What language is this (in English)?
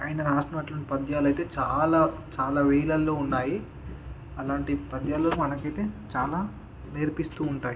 Telugu